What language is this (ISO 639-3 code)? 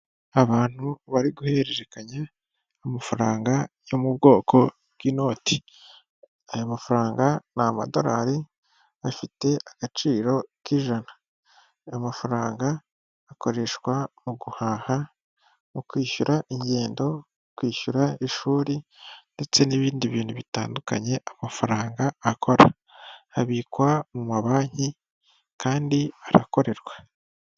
kin